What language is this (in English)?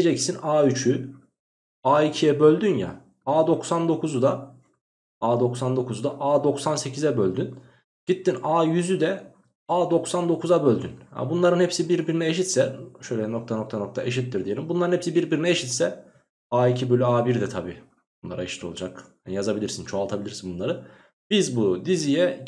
Turkish